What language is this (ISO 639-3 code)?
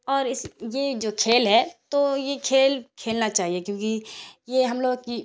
urd